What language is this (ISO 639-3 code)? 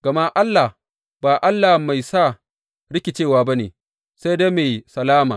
hau